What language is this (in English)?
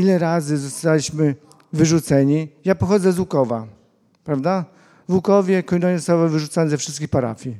Polish